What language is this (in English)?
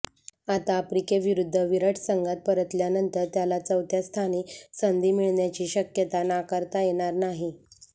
Marathi